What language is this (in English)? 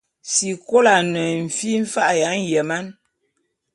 Bulu